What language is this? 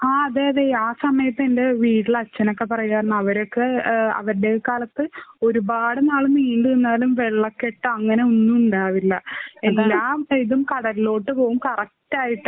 Malayalam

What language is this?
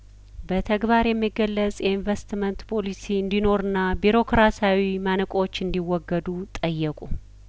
Amharic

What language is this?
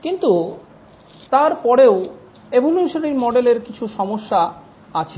Bangla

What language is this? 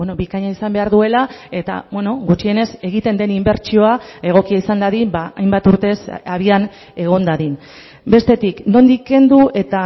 Basque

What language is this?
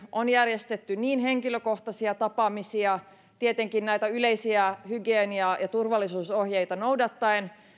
Finnish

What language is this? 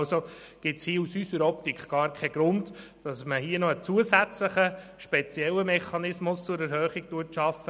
Swiss German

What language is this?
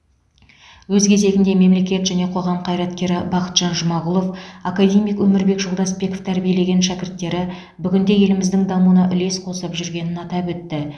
Kazakh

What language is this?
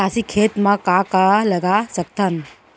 Chhattisgarhi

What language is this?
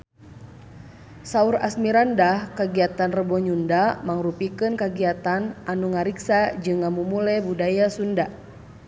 Sundanese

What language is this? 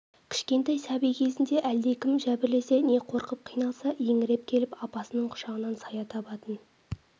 Kazakh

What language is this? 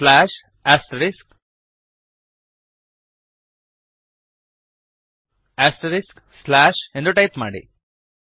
Kannada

